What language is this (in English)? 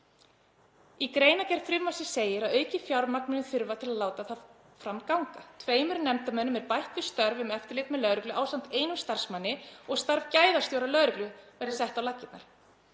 Icelandic